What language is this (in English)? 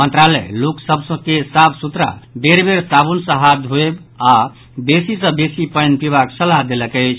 Maithili